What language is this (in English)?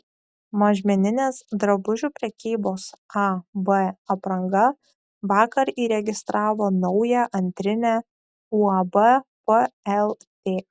Lithuanian